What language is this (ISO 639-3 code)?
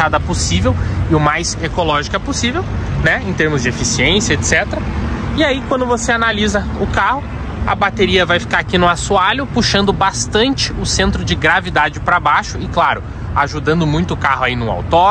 por